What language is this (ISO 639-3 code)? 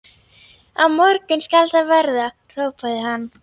isl